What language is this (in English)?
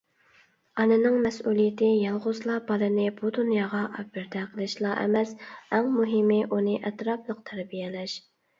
Uyghur